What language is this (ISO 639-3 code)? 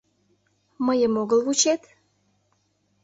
chm